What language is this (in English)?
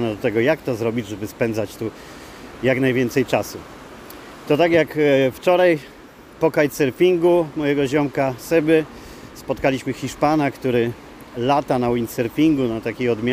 Polish